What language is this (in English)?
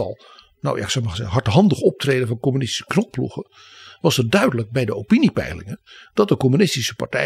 Dutch